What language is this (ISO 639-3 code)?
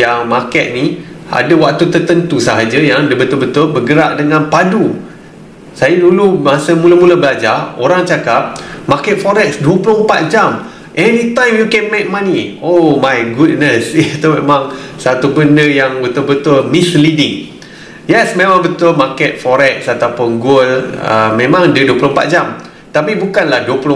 msa